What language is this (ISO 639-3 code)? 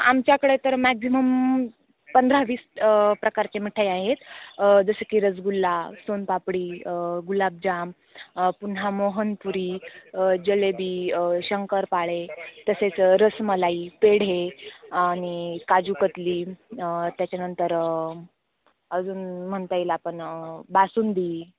mar